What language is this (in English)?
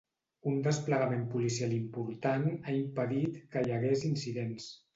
Catalan